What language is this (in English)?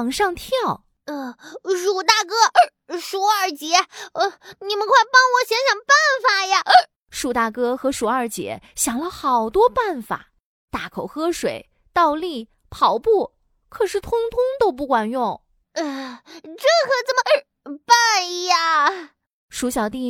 Chinese